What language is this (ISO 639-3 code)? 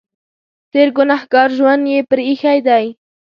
pus